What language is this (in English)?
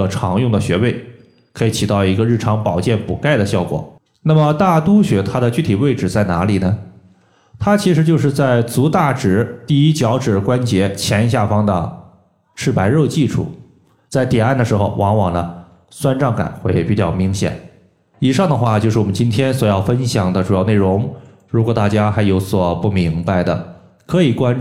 Chinese